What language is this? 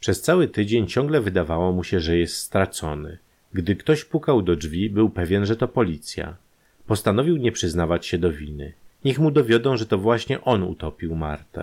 Polish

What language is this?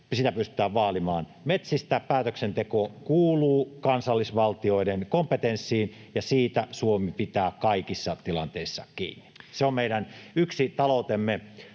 Finnish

